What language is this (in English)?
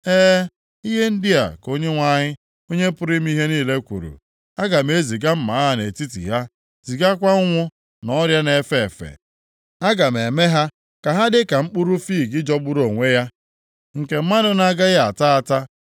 Igbo